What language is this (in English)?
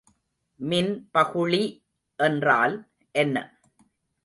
Tamil